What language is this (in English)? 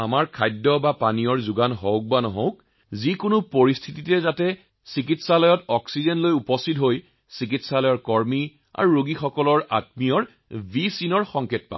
Assamese